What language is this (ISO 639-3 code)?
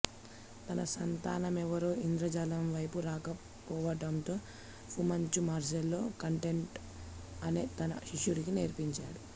tel